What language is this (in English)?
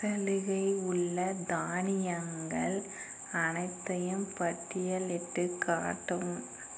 Tamil